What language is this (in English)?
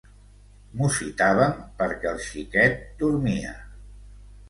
Catalan